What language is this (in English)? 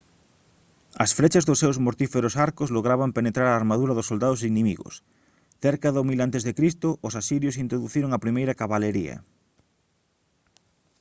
Galician